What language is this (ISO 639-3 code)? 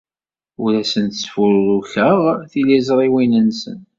kab